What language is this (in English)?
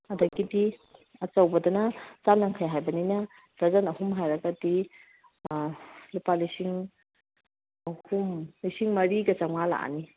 Manipuri